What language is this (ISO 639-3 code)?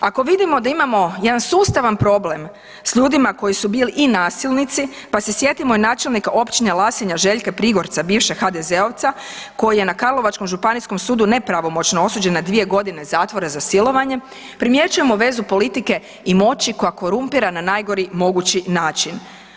hrv